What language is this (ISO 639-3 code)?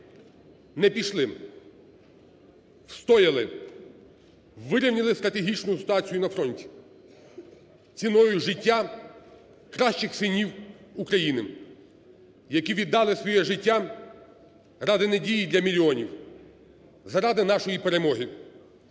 ukr